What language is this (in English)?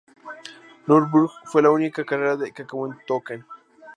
Spanish